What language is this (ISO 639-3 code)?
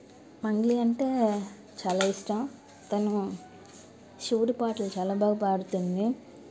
tel